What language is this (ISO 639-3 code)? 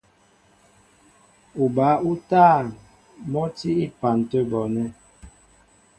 mbo